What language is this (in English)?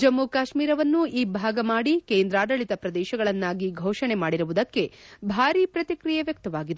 Kannada